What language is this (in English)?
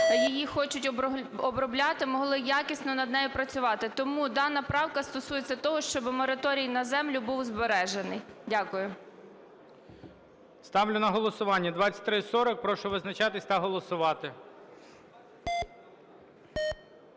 Ukrainian